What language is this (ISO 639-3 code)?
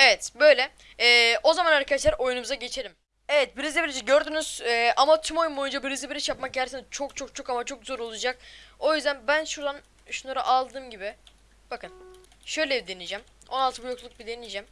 tur